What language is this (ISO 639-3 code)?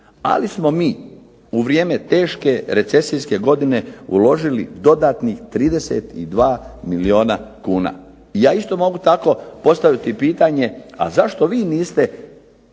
hrv